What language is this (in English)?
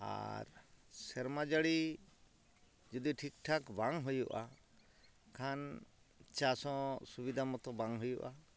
Santali